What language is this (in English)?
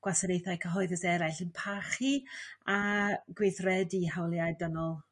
Welsh